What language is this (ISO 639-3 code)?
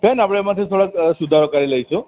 guj